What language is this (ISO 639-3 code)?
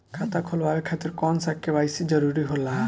bho